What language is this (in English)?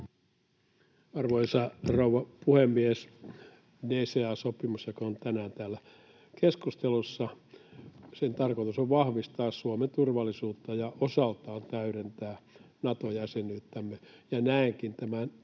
Finnish